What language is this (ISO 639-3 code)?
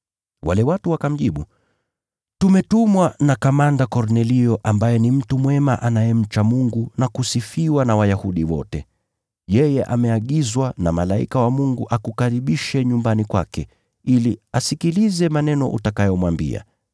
swa